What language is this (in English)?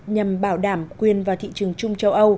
Vietnamese